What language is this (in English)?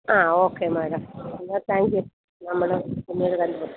Malayalam